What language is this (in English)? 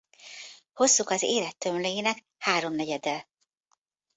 Hungarian